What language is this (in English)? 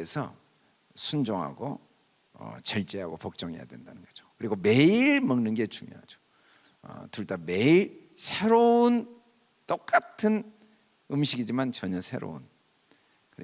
Korean